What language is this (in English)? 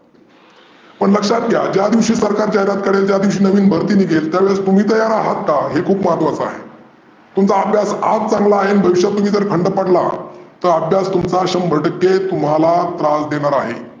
Marathi